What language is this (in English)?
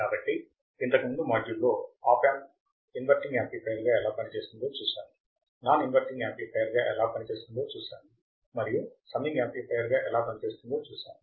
Telugu